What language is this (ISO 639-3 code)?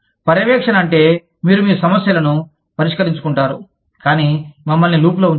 tel